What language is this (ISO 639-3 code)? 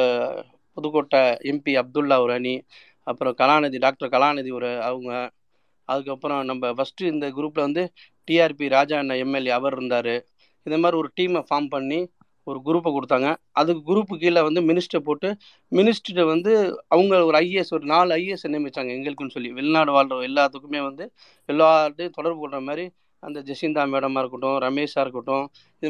tam